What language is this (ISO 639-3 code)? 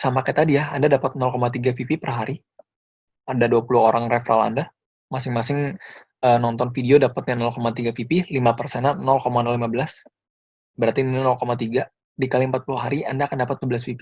ind